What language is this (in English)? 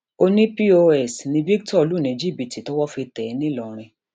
Yoruba